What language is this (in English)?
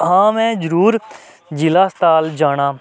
Dogri